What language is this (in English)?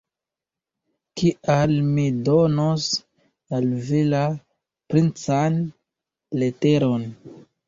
Esperanto